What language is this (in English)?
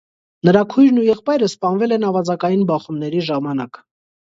Armenian